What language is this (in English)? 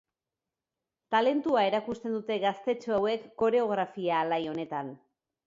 Basque